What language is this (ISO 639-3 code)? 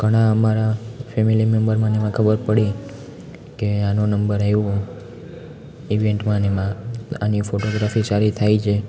guj